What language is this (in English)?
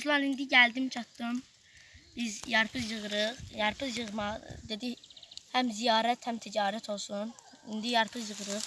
Turkish